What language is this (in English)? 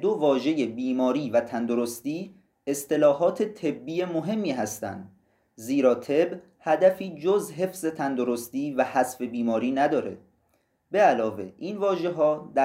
Persian